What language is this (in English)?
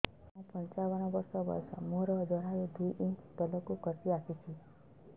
Odia